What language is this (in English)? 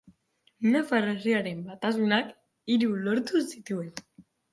Basque